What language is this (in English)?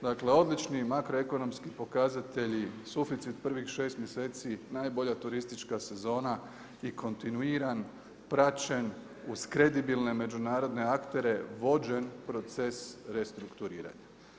Croatian